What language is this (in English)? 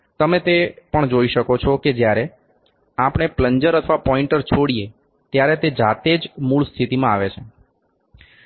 Gujarati